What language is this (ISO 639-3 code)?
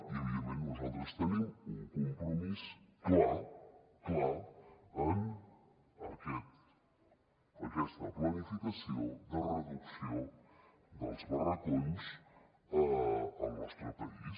cat